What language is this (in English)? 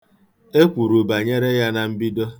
Igbo